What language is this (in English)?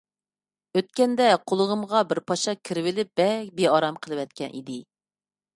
Uyghur